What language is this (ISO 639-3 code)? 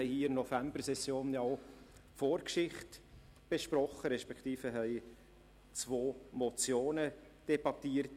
gsw